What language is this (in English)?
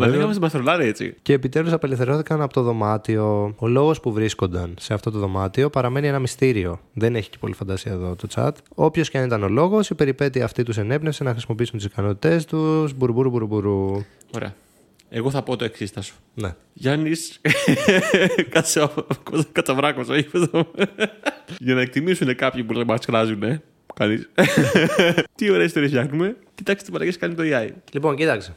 Greek